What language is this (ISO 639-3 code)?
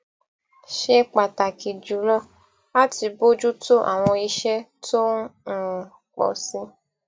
yor